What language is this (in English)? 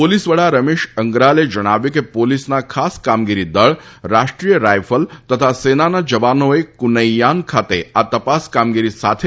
Gujarati